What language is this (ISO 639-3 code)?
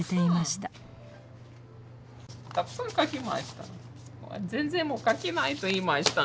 jpn